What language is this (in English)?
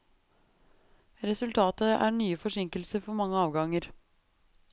Norwegian